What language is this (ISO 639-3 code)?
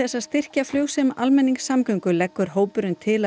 isl